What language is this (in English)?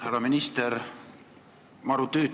Estonian